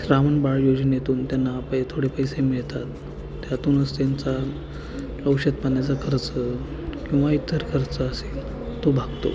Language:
Marathi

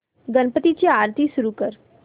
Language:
Marathi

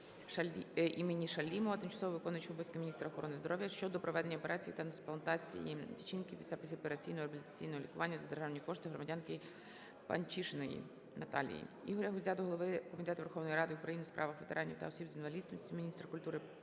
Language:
Ukrainian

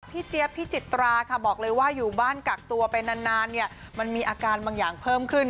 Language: Thai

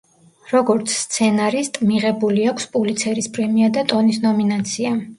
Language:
Georgian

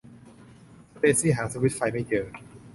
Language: Thai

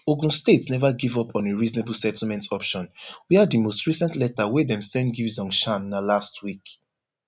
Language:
Nigerian Pidgin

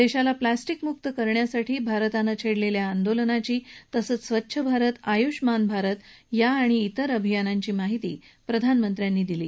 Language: Marathi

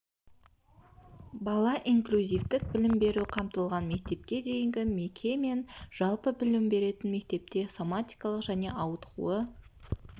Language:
Kazakh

